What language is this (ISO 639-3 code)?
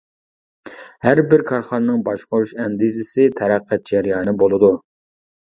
uig